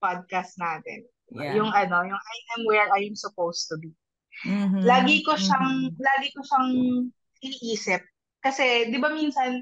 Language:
Filipino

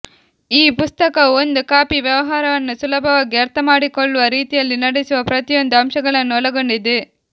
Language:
Kannada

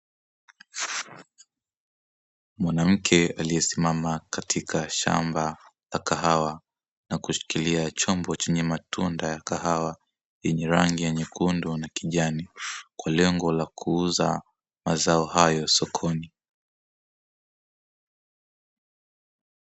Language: Swahili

